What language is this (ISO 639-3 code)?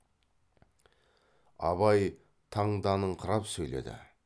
kaz